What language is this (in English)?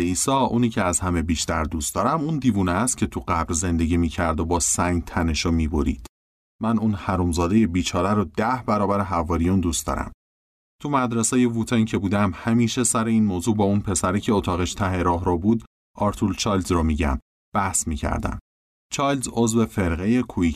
Persian